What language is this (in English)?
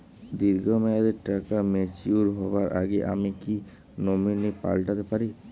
Bangla